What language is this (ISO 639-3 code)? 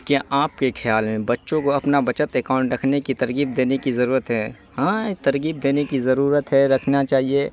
urd